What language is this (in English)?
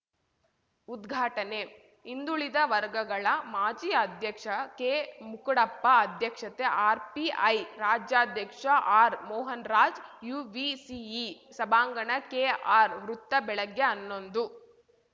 Kannada